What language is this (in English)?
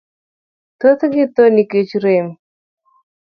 Luo (Kenya and Tanzania)